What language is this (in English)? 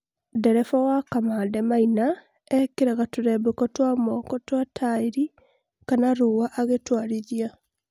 Kikuyu